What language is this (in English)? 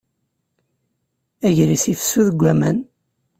Kabyle